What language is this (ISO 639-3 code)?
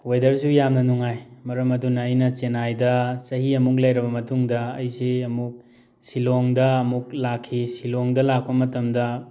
mni